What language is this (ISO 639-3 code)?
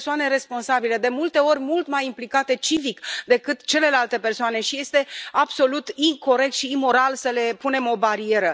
ron